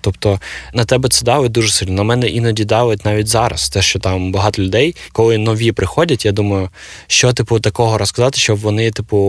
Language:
Ukrainian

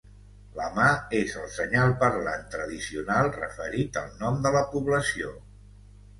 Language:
Catalan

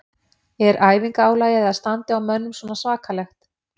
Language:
Icelandic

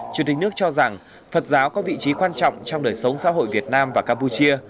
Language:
Vietnamese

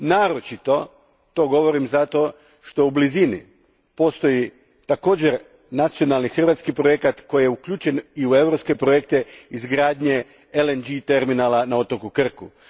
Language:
Croatian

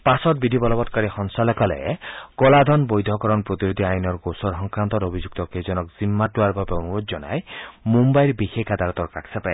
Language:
Assamese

